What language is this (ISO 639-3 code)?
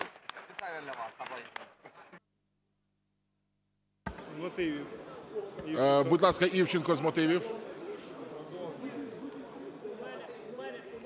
ukr